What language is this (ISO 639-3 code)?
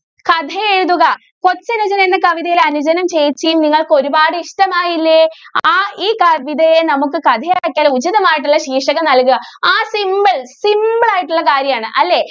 mal